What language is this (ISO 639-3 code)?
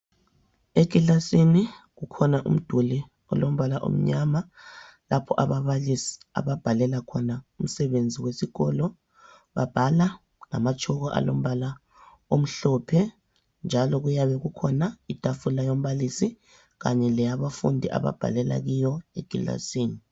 nde